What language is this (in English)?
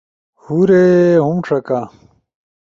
Ushojo